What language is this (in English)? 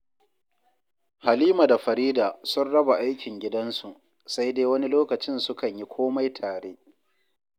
Hausa